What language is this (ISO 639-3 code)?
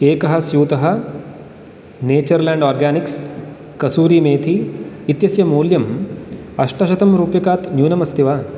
san